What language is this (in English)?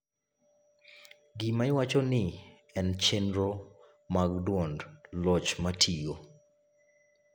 Luo (Kenya and Tanzania)